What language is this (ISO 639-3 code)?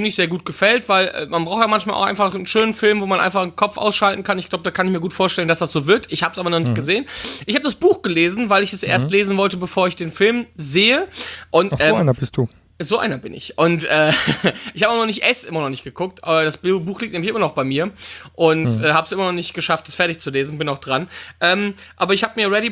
deu